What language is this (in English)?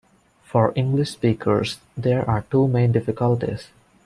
English